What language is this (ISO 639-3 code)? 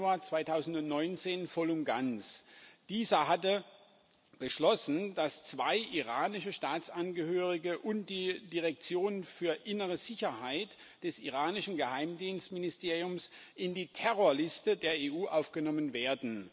deu